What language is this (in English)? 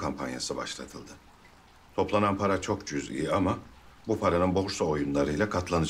Turkish